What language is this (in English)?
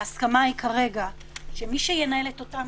Hebrew